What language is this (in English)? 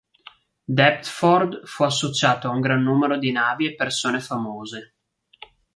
Italian